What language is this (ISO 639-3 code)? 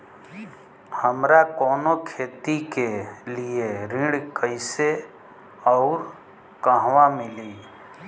bho